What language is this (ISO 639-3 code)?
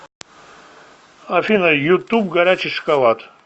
rus